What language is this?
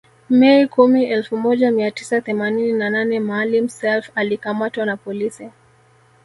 Swahili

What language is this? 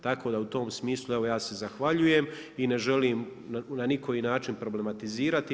Croatian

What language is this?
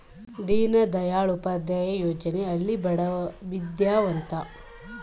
Kannada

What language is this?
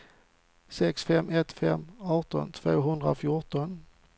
Swedish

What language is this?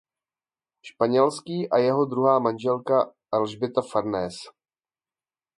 Czech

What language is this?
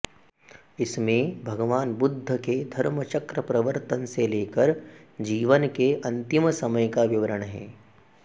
Sanskrit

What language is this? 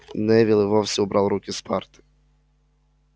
Russian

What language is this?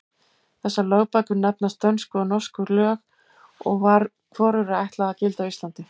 Icelandic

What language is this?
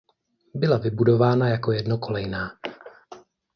Czech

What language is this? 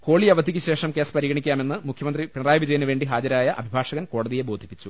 Malayalam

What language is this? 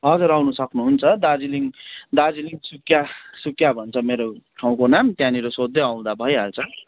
Nepali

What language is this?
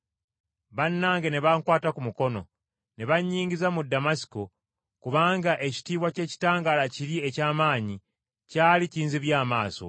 Ganda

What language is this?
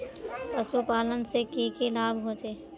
Magahi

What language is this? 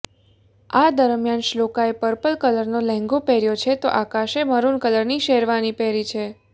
Gujarati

